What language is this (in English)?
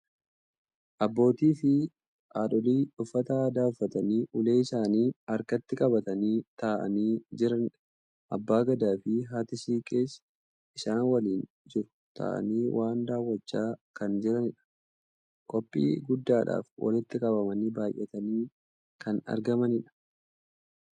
Oromo